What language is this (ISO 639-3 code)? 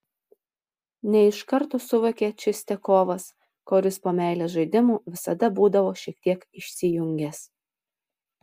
lit